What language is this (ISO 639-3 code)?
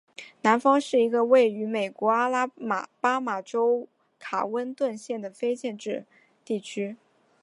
zho